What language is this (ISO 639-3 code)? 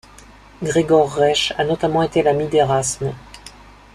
fra